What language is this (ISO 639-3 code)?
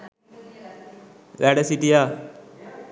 sin